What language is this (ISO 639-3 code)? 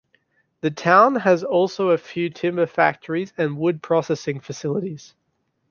eng